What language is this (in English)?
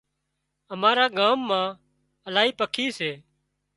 Wadiyara Koli